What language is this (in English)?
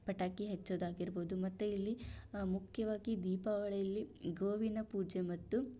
Kannada